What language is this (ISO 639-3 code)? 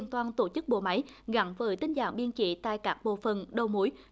vie